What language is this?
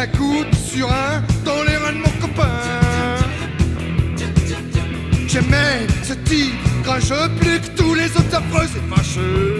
French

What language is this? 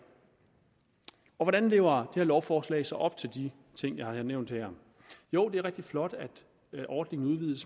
Danish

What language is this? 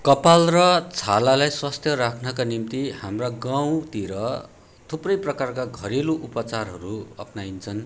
Nepali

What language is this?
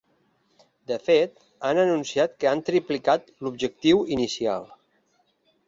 Catalan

